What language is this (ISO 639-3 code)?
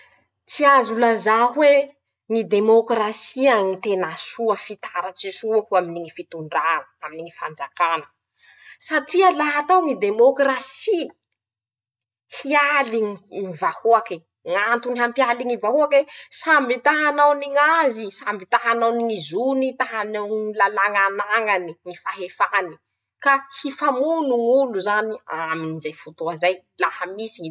msh